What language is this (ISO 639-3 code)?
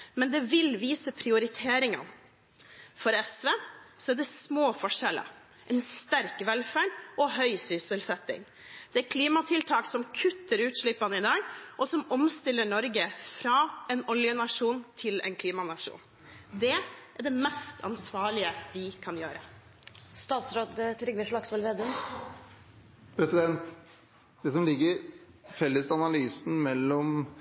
nob